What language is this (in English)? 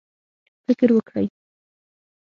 Pashto